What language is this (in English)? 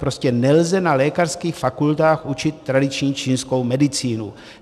Czech